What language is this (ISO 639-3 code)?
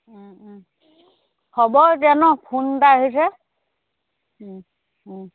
asm